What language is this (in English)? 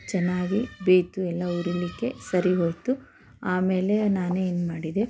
Kannada